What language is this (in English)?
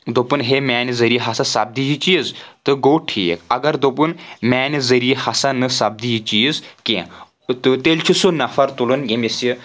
Kashmiri